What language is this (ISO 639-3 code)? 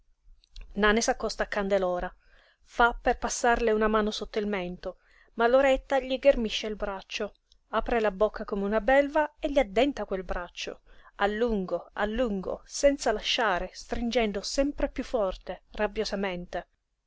ita